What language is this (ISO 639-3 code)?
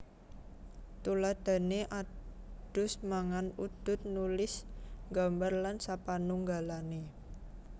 jav